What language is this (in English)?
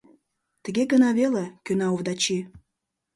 Mari